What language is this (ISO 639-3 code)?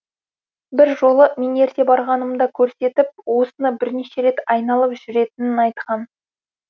kaz